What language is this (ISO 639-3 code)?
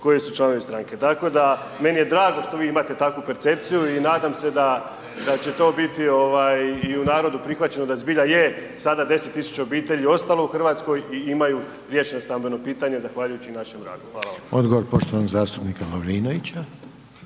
hrv